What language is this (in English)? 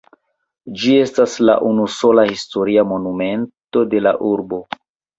Esperanto